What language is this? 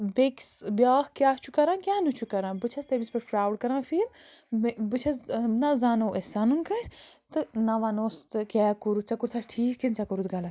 Kashmiri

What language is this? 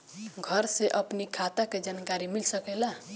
Bhojpuri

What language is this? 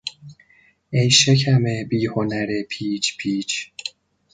Persian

